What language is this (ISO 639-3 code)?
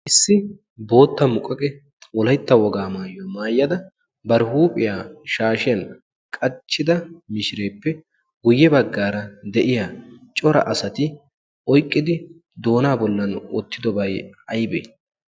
wal